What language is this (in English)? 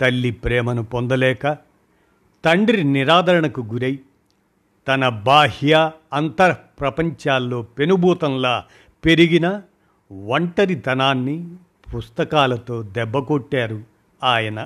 Hindi